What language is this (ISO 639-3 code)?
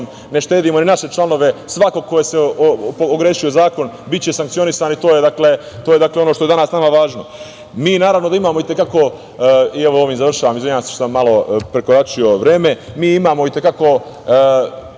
srp